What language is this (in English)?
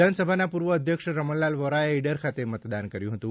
Gujarati